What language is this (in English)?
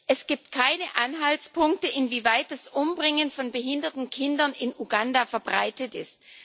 German